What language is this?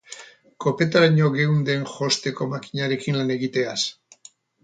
Basque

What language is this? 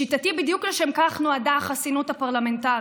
Hebrew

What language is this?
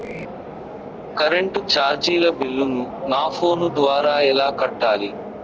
Telugu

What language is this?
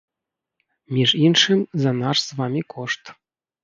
Belarusian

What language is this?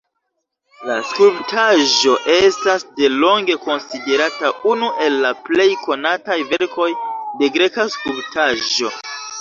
Esperanto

